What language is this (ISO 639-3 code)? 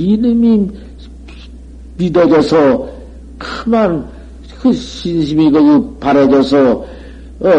kor